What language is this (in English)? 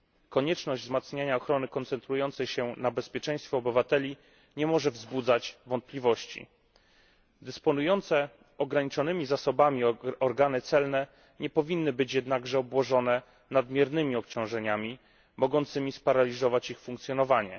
Polish